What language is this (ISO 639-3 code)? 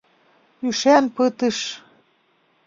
chm